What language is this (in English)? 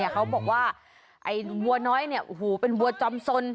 Thai